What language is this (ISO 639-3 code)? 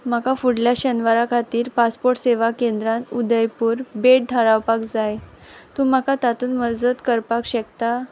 kok